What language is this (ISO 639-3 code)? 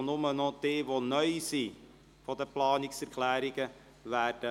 gsw